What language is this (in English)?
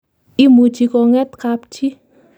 Kalenjin